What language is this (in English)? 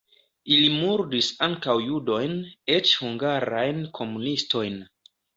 Esperanto